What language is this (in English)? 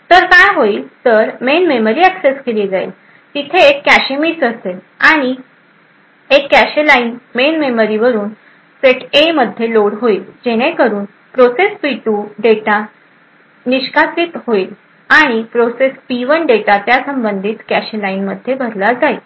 Marathi